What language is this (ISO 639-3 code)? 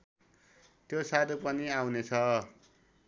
nep